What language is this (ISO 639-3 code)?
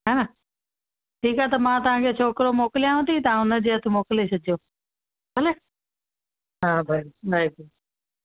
snd